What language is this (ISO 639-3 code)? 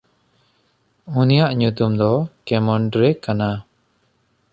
sat